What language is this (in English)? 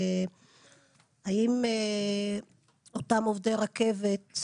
Hebrew